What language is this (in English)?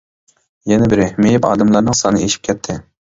Uyghur